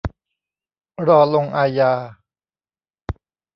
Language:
Thai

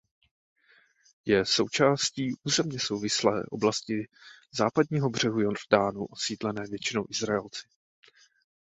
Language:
Czech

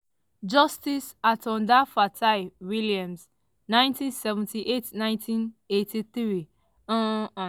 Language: Nigerian Pidgin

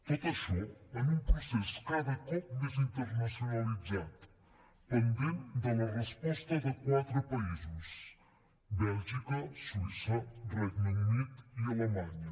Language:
Catalan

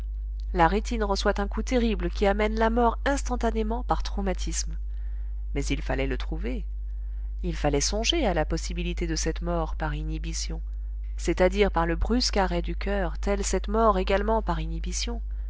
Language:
French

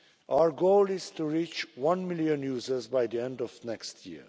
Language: English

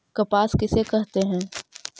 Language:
Magahi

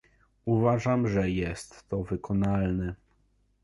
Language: Polish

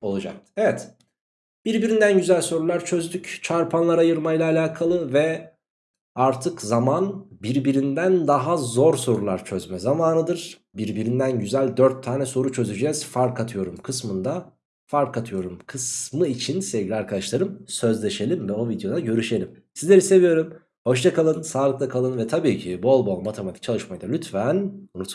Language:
Turkish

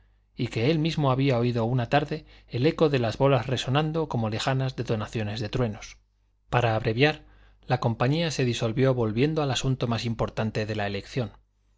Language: Spanish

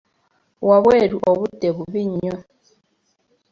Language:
Ganda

